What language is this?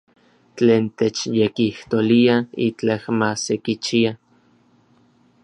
Orizaba Nahuatl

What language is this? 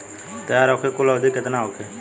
Bhojpuri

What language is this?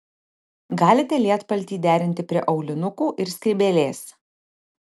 Lithuanian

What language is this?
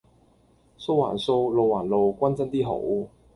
Cantonese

